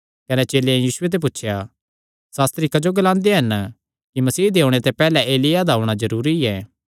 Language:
Kangri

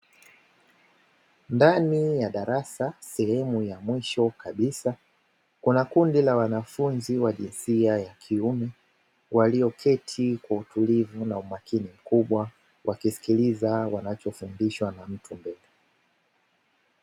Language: Swahili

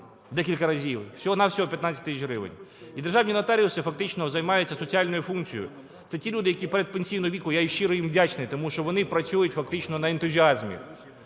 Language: Ukrainian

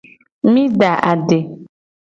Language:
Gen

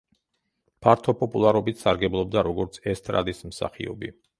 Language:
Georgian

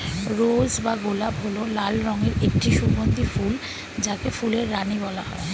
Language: Bangla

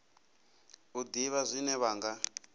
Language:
Venda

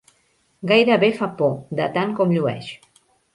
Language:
Catalan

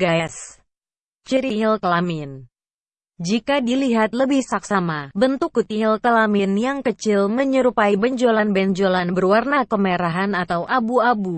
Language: Indonesian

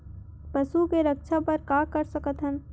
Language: Chhattisgarhi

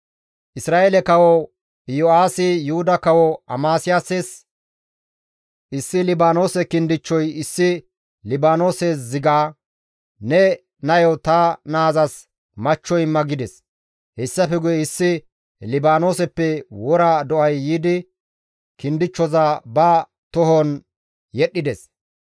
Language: Gamo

